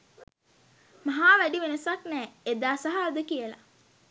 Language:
Sinhala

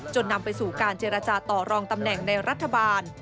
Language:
Thai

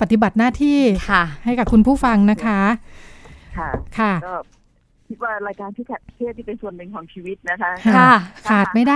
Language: Thai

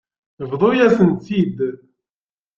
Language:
Kabyle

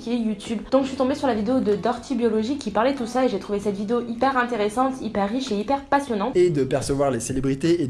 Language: French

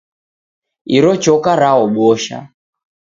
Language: Taita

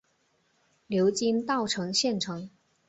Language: Chinese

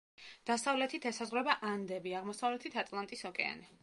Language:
Georgian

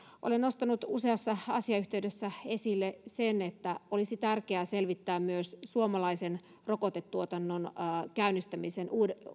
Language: Finnish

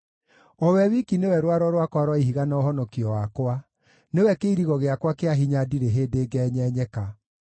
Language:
Kikuyu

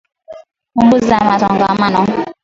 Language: Swahili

